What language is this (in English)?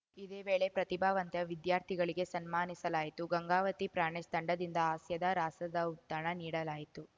Kannada